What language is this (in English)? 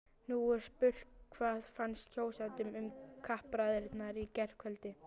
Icelandic